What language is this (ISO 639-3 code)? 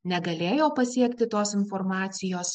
lit